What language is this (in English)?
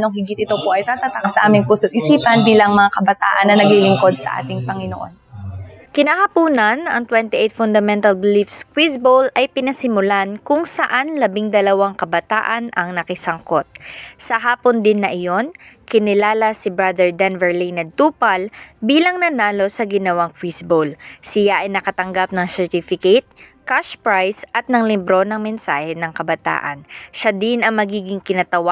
Filipino